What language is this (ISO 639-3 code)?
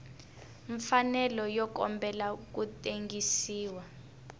tso